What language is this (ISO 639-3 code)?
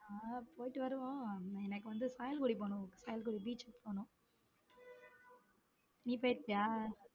tam